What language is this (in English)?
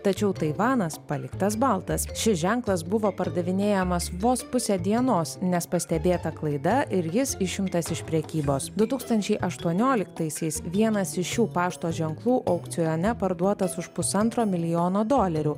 Lithuanian